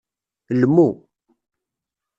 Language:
Kabyle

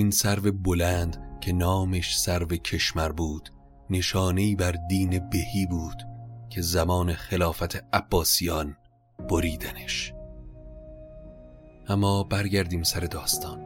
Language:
Persian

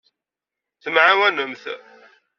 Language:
Kabyle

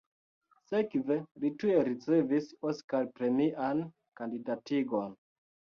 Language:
Esperanto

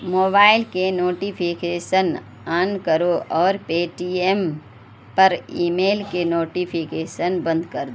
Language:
Urdu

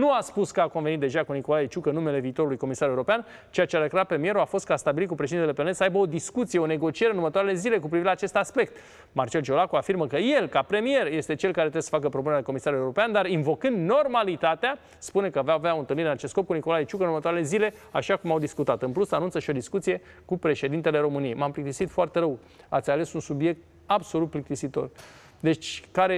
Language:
Romanian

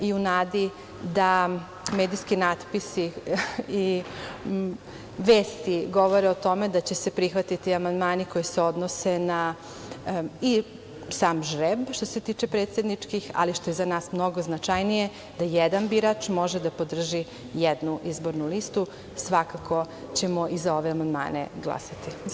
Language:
Serbian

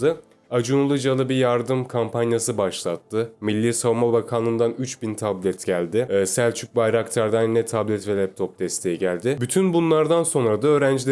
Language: Turkish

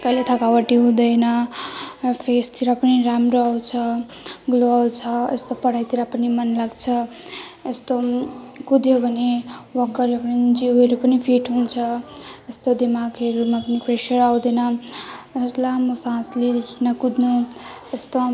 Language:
Nepali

